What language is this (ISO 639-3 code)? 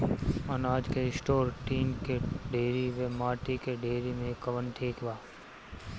bho